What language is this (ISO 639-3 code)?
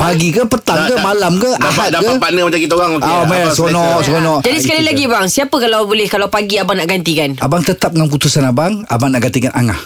msa